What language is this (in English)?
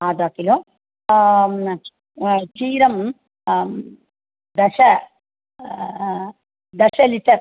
Sanskrit